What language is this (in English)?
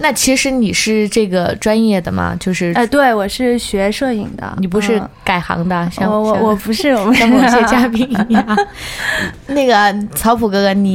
Chinese